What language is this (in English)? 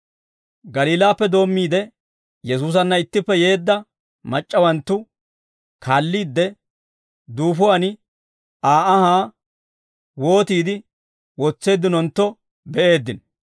Dawro